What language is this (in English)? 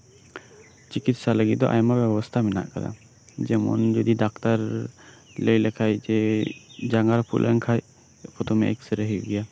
Santali